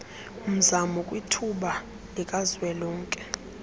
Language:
Xhosa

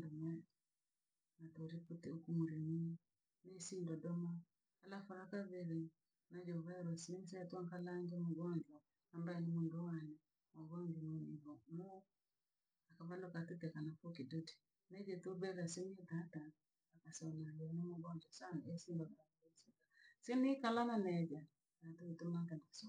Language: Langi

